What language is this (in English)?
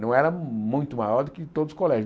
Portuguese